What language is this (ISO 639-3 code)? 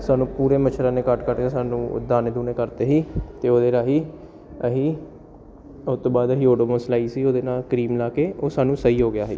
pan